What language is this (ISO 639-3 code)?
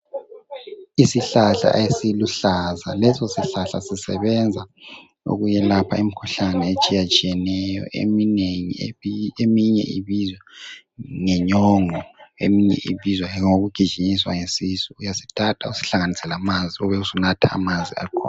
nde